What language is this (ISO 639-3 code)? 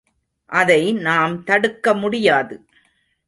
tam